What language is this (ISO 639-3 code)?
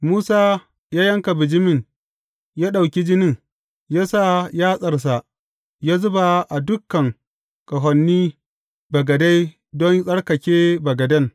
hau